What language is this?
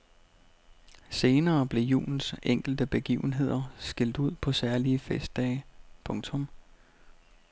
Danish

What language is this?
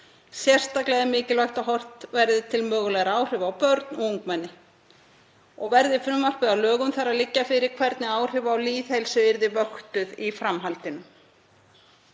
Icelandic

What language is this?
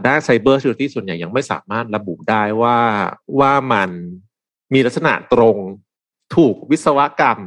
Thai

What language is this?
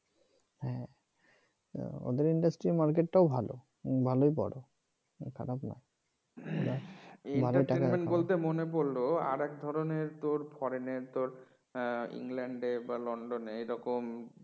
Bangla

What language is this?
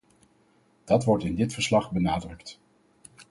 Dutch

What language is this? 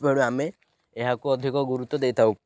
Odia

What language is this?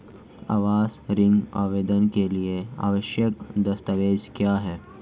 Hindi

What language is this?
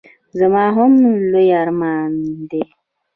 Pashto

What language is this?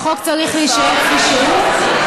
Hebrew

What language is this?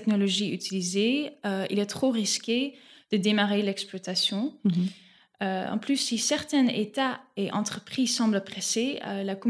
French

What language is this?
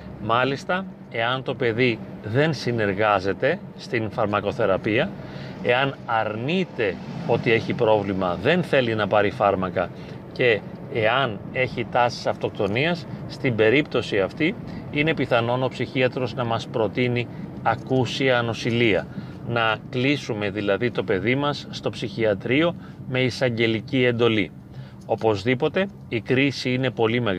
Greek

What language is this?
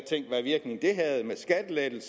Danish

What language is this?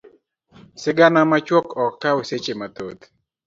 Luo (Kenya and Tanzania)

